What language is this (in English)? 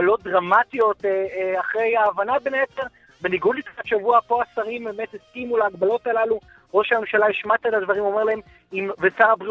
Hebrew